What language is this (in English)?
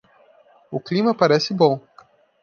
Portuguese